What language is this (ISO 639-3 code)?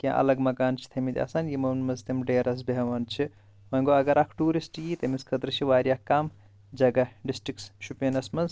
kas